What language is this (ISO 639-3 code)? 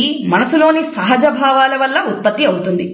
tel